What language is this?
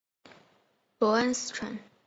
Chinese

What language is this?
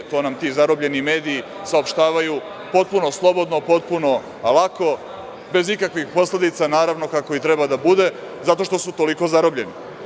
Serbian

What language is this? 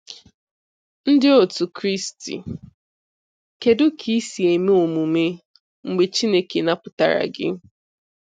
Igbo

